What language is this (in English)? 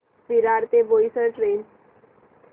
Marathi